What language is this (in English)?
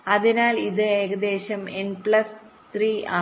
Malayalam